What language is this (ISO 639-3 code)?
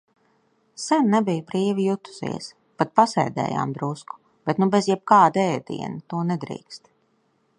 lav